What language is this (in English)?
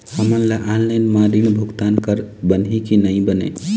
Chhattisgarhi